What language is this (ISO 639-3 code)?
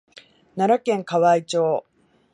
jpn